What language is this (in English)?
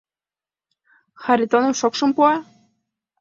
Mari